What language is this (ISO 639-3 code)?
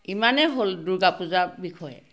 asm